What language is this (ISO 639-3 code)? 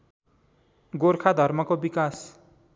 nep